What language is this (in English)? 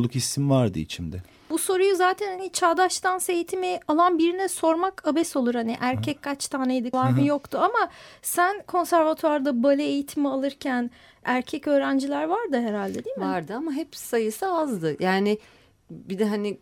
Turkish